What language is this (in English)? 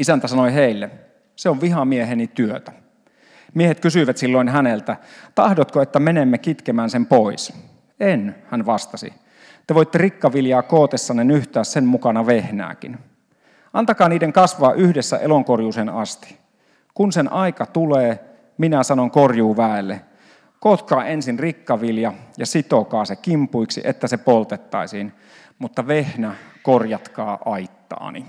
Finnish